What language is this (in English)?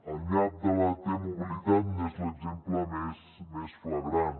Catalan